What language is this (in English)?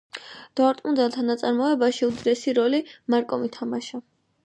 Georgian